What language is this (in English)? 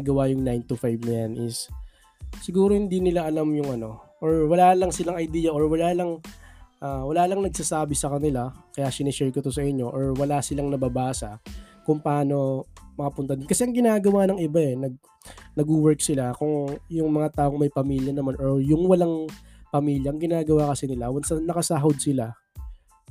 Filipino